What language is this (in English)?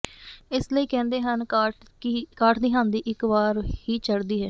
Punjabi